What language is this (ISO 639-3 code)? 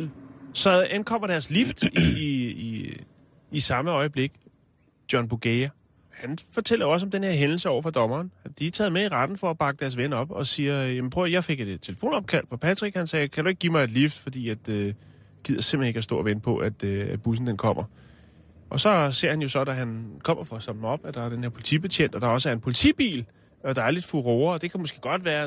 dan